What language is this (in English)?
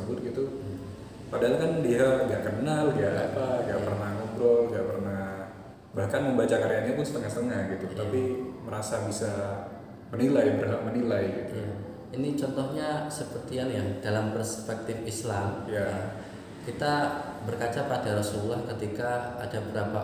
Indonesian